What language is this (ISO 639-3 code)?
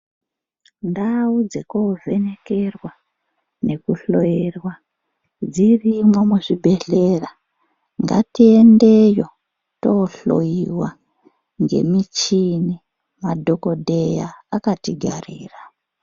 ndc